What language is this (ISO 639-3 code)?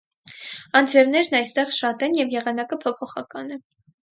hye